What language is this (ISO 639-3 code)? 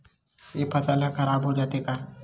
hne